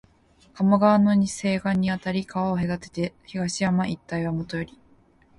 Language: Japanese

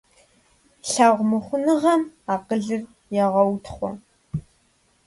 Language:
Kabardian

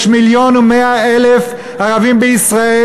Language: Hebrew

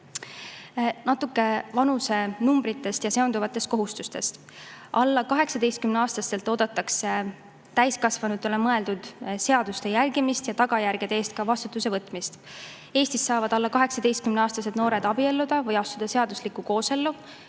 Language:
Estonian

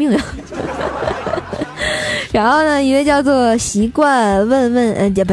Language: Chinese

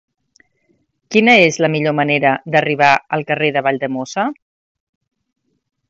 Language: Catalan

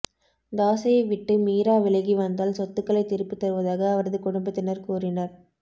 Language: Tamil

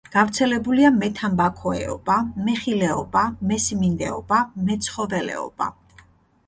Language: Georgian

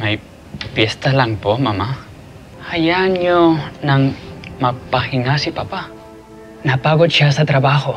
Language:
Filipino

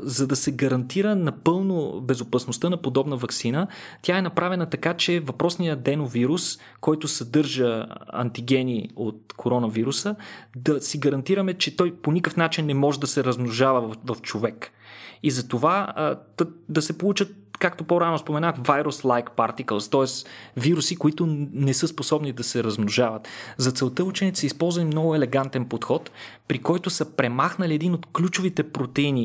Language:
Bulgarian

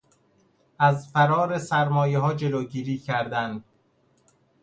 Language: Persian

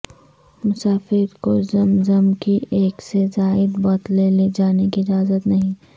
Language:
Urdu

